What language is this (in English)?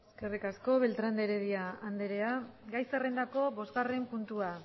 Basque